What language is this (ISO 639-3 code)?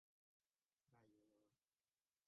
tha